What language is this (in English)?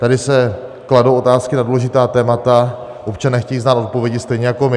Czech